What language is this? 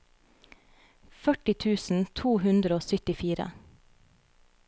Norwegian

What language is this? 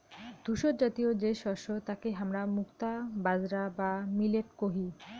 Bangla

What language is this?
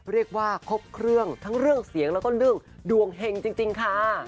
Thai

